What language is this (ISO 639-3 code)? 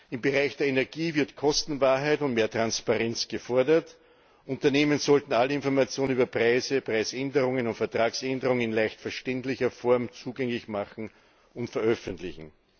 deu